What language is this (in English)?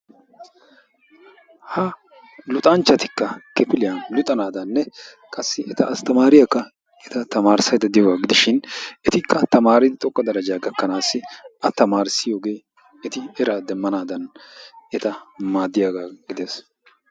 Wolaytta